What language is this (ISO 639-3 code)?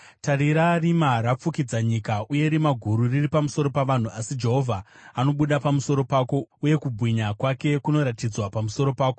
sna